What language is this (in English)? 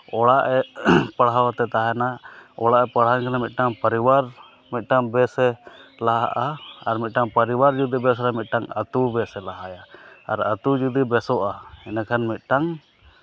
Santali